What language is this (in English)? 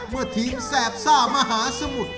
Thai